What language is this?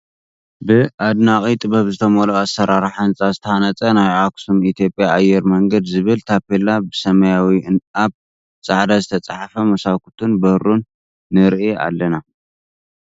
Tigrinya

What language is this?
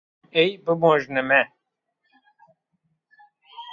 Zaza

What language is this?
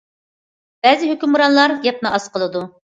Uyghur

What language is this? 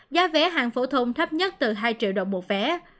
Vietnamese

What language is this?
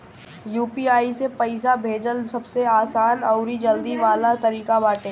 Bhojpuri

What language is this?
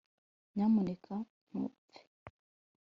Kinyarwanda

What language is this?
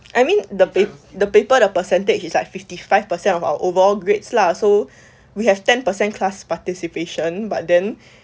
English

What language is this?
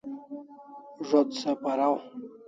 Kalasha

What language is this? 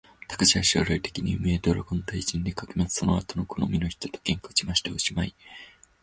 Japanese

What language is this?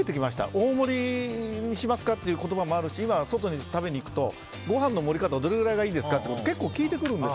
Japanese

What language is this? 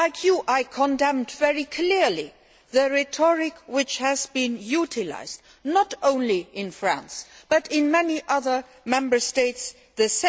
English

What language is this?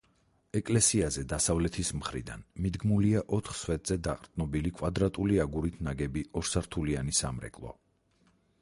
Georgian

